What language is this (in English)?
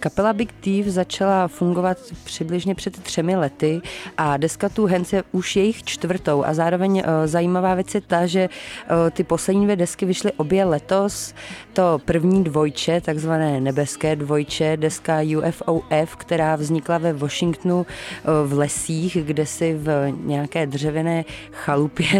Czech